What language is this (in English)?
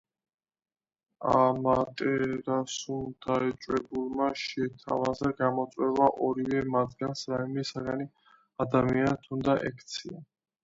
Georgian